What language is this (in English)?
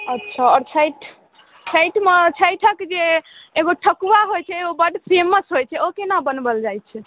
Maithili